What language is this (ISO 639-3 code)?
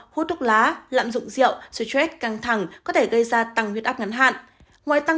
vie